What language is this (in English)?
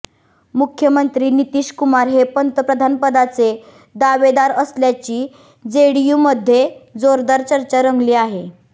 Marathi